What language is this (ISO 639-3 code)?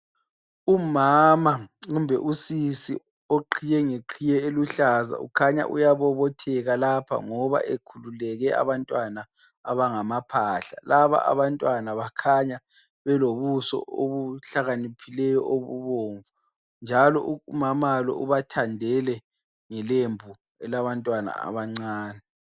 nde